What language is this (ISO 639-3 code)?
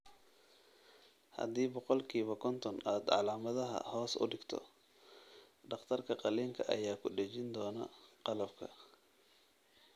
som